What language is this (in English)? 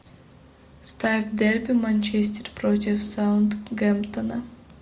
Russian